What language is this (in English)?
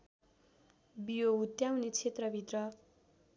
Nepali